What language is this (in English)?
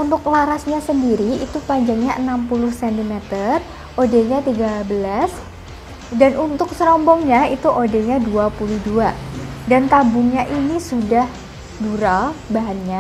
Indonesian